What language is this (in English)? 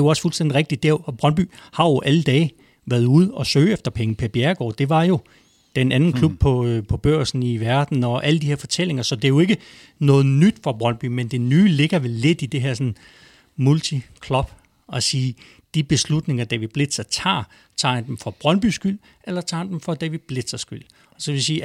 Danish